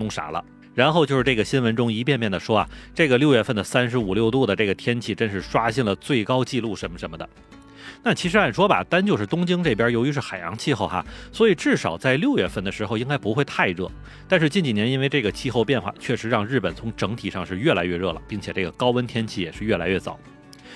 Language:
Chinese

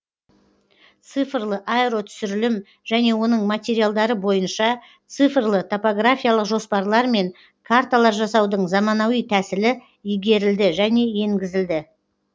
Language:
Kazakh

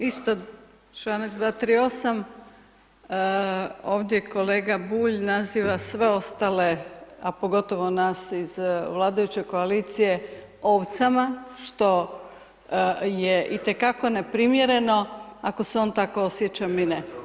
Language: Croatian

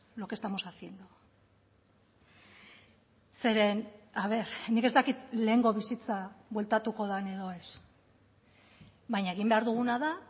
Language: Basque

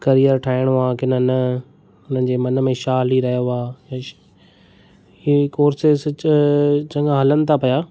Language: Sindhi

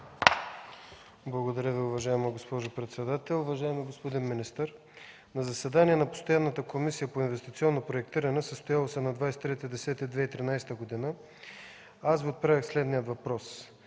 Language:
Bulgarian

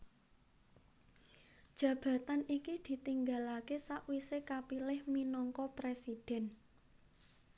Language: Javanese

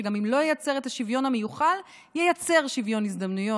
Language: Hebrew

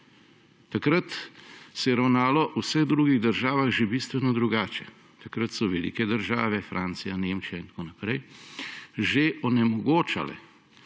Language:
Slovenian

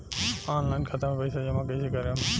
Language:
Bhojpuri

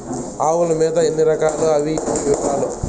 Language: Telugu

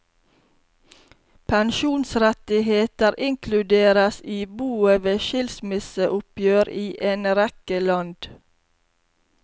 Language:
Norwegian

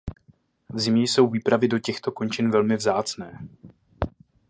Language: Czech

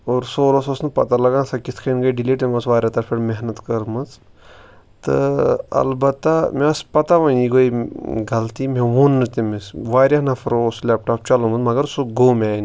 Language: Kashmiri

